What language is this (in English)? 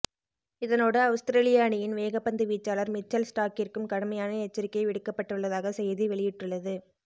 Tamil